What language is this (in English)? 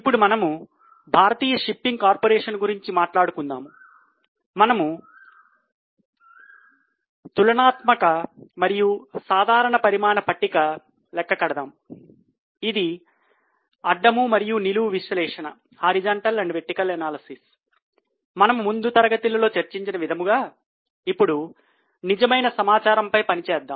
Telugu